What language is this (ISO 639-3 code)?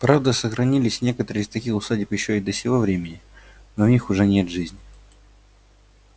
rus